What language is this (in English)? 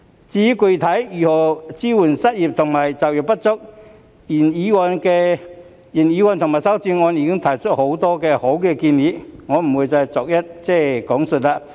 Cantonese